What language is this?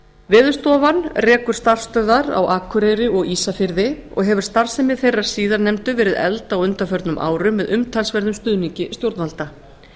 Icelandic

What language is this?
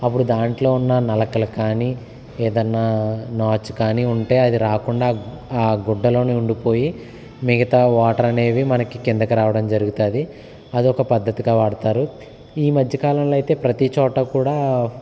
Telugu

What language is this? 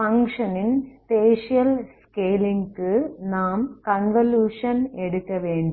Tamil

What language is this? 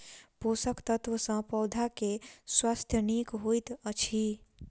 Maithili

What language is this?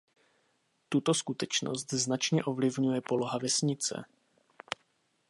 Czech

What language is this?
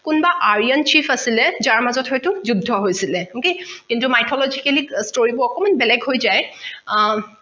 Assamese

